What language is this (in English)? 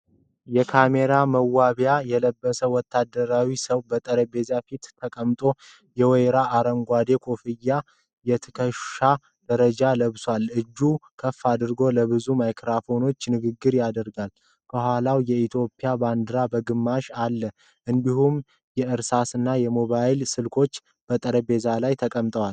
Amharic